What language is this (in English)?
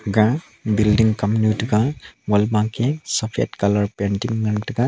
Wancho Naga